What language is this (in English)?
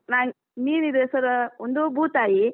Kannada